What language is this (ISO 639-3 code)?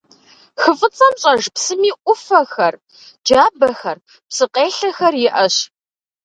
kbd